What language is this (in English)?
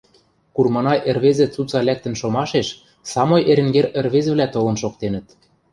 Western Mari